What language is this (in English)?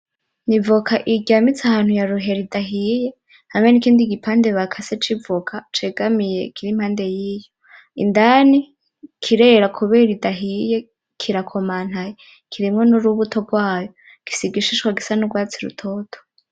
Rundi